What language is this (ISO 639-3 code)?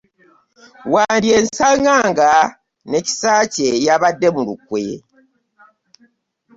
lug